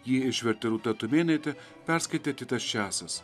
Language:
Lithuanian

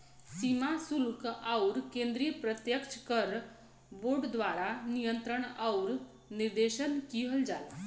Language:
Bhojpuri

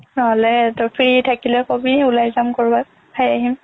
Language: Assamese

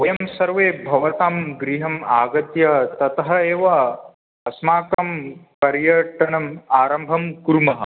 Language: Sanskrit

